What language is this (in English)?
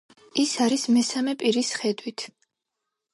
Georgian